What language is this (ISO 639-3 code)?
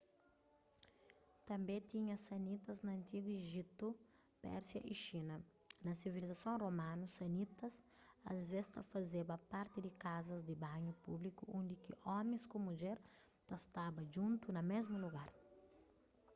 kea